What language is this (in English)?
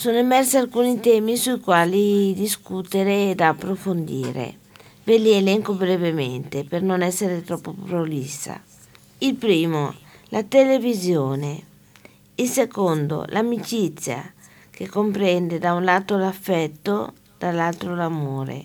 Italian